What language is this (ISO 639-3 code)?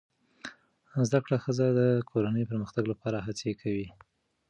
pus